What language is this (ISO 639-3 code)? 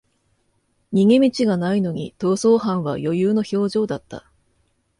jpn